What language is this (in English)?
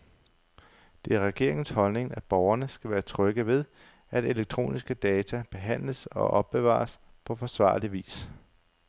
Danish